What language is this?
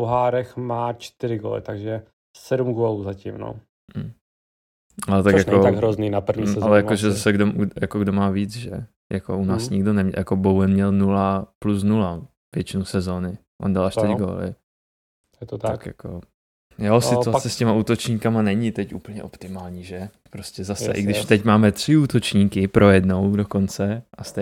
Czech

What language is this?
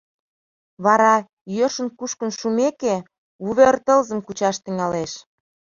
Mari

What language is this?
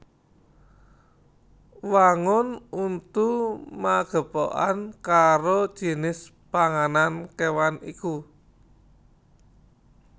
Javanese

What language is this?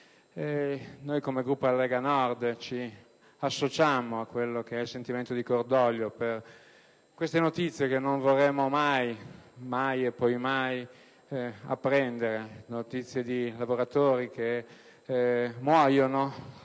Italian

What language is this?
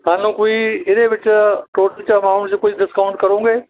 Punjabi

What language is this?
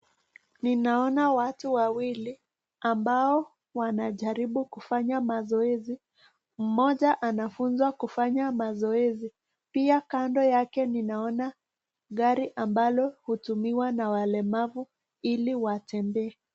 Swahili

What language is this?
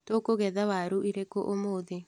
Kikuyu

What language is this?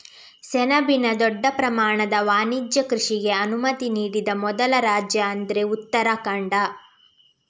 Kannada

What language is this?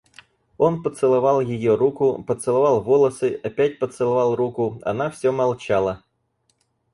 Russian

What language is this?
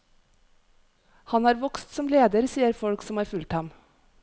Norwegian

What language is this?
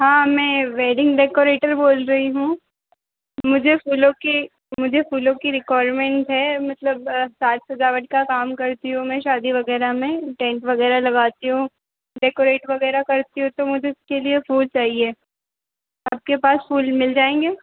Hindi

